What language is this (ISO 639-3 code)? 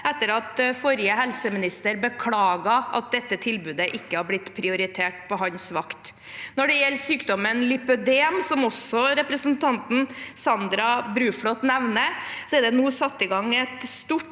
nor